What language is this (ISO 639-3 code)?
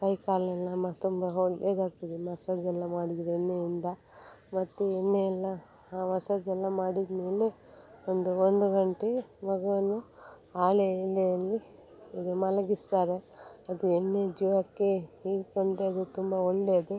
kan